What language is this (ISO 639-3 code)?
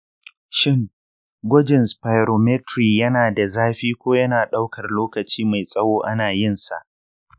hau